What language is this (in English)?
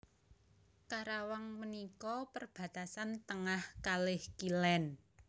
Javanese